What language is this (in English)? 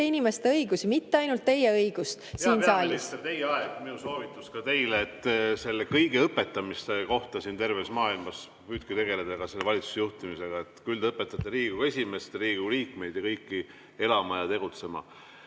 Estonian